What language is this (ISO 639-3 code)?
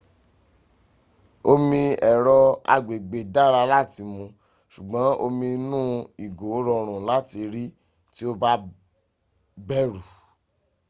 yor